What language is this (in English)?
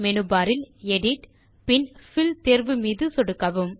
Tamil